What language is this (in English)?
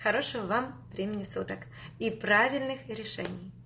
Russian